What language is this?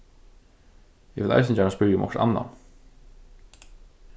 Faroese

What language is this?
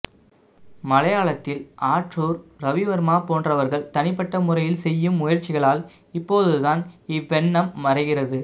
Tamil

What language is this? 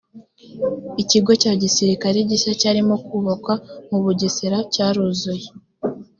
Kinyarwanda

